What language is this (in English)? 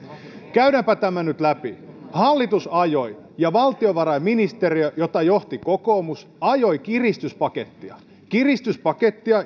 Finnish